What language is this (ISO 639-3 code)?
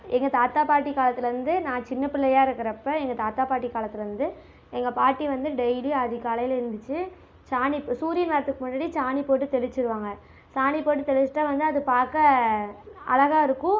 tam